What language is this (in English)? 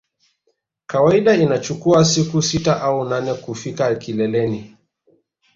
Swahili